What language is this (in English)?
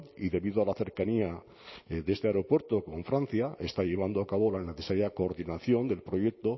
Spanish